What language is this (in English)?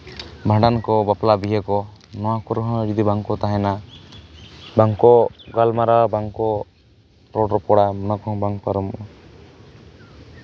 Santali